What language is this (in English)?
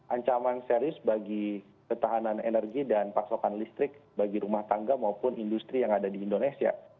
Indonesian